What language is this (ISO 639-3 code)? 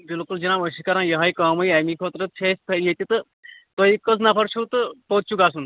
kas